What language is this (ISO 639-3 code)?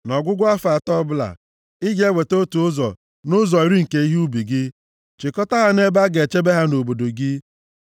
ibo